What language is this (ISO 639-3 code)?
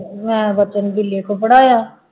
pan